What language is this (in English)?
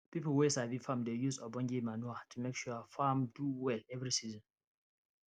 Nigerian Pidgin